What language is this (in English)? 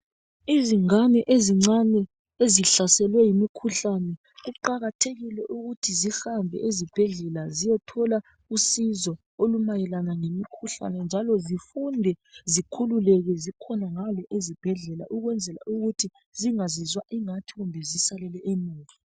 North Ndebele